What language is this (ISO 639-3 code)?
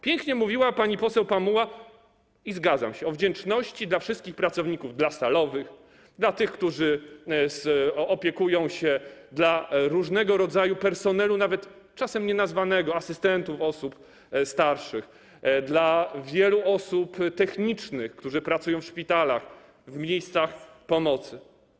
pol